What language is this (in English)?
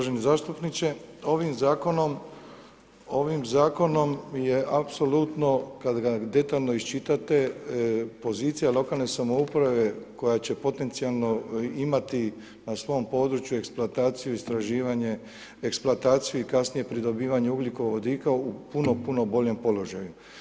Croatian